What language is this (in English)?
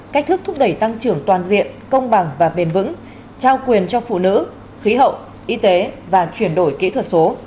Vietnamese